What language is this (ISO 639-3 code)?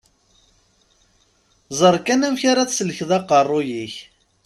kab